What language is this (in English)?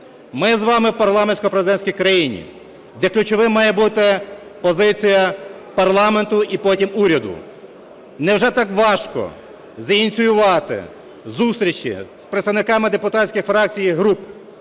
Ukrainian